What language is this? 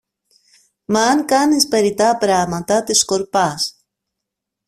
Greek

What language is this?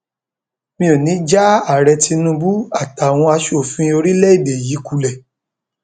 Yoruba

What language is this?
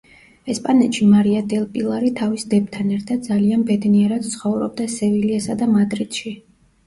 Georgian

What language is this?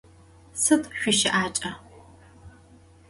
Adyghe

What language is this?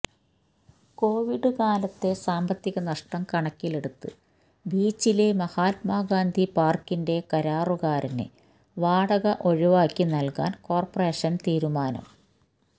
Malayalam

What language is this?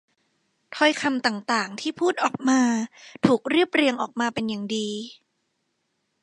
Thai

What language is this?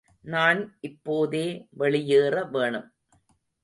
Tamil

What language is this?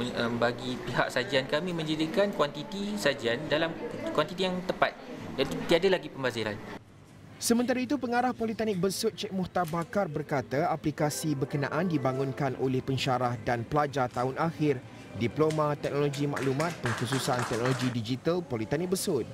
Malay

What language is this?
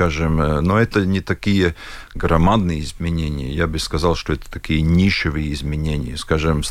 Russian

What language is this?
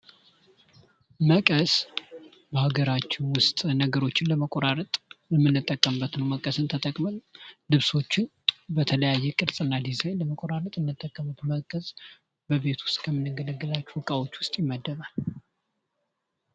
Amharic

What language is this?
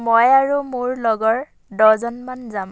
Assamese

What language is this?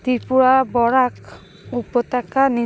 Bangla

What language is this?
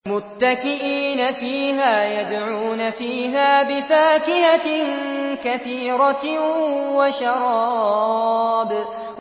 Arabic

